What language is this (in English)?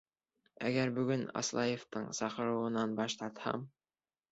Bashkir